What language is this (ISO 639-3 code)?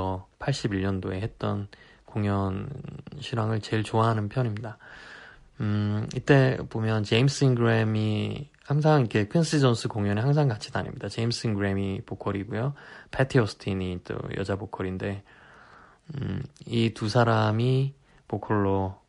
kor